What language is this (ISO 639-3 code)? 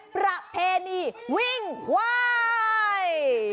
tha